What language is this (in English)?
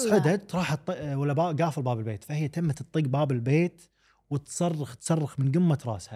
Arabic